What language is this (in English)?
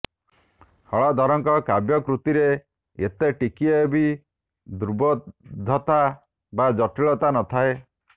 Odia